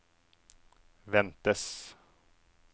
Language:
Norwegian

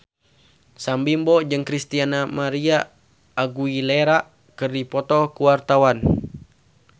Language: Sundanese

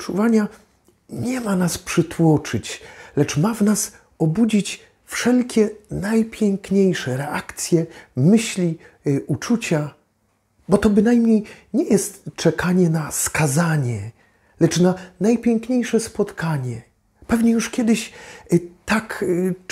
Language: Polish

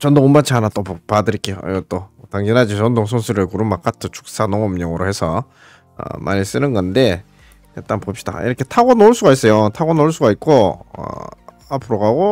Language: Korean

